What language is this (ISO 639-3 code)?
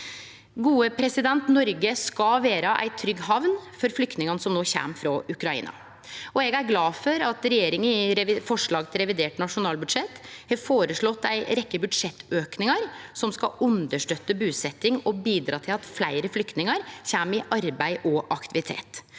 nor